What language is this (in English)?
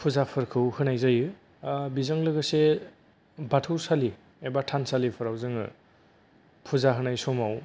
Bodo